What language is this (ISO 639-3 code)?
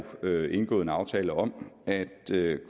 dan